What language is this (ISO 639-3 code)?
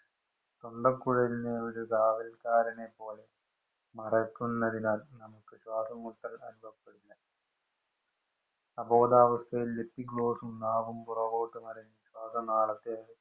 mal